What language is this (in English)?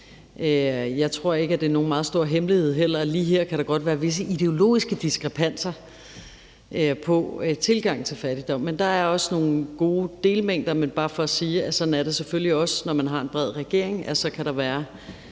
Danish